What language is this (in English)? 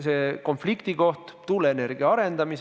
Estonian